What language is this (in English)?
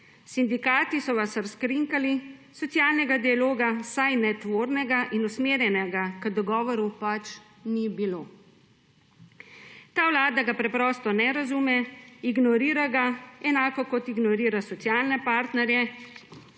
Slovenian